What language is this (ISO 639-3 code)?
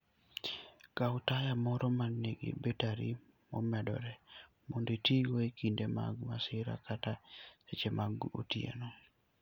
luo